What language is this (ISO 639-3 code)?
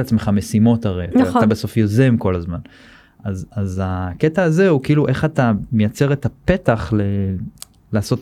heb